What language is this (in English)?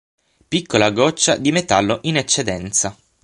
Italian